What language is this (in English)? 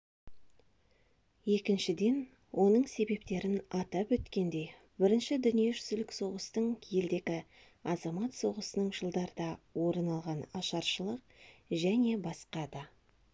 Kazakh